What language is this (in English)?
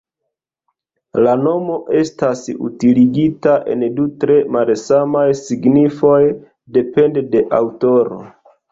Esperanto